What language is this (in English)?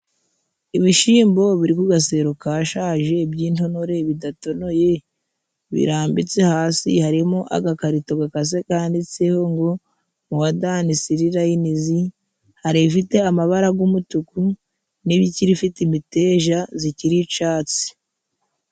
Kinyarwanda